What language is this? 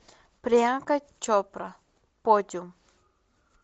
Russian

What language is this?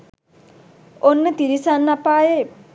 Sinhala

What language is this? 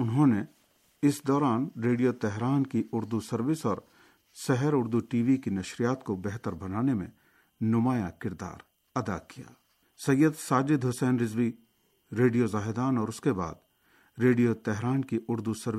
Urdu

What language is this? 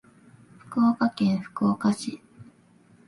Japanese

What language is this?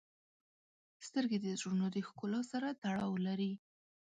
Pashto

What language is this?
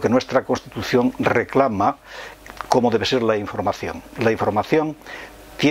Spanish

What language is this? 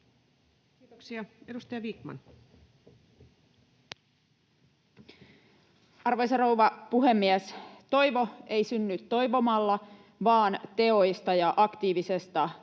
Finnish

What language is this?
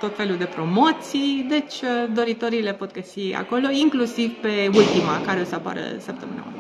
Romanian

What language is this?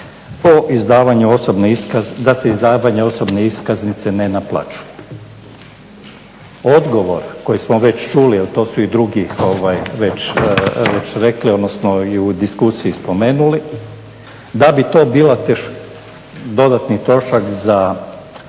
Croatian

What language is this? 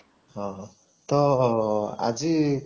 Odia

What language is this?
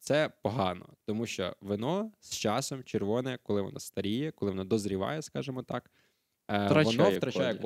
Ukrainian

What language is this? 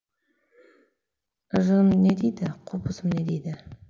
Kazakh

